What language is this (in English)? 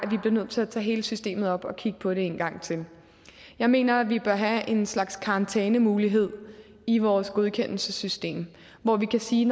Danish